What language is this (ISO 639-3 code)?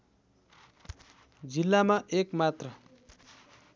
nep